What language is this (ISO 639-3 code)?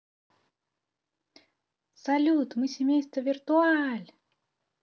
rus